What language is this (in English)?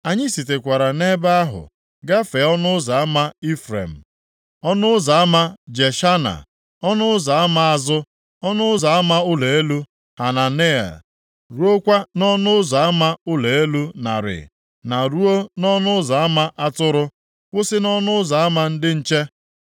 Igbo